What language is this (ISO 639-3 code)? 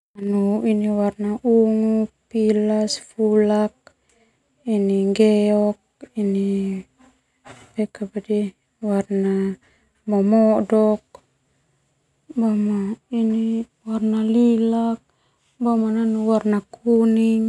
twu